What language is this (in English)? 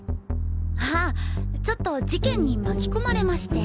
Japanese